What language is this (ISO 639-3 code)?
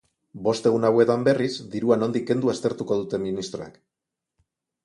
eus